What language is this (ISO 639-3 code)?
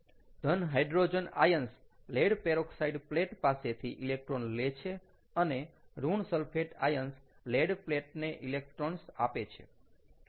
guj